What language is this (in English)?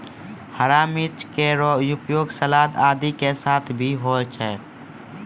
Maithili